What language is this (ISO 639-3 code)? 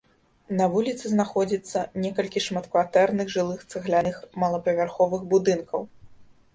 bel